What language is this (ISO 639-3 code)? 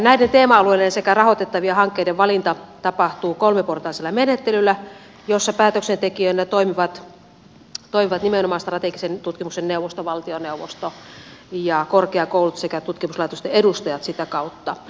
fin